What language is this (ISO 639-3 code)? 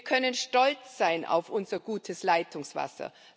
deu